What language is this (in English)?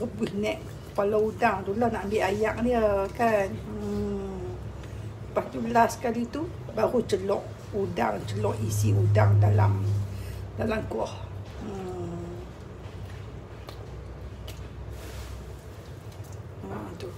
Malay